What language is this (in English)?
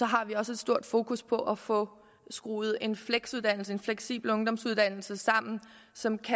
Danish